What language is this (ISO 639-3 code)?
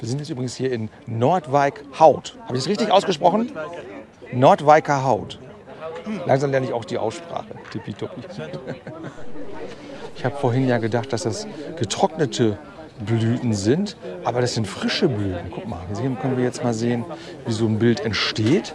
deu